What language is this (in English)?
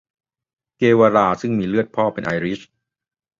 Thai